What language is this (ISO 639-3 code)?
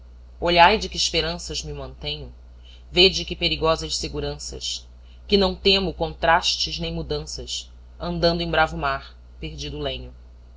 por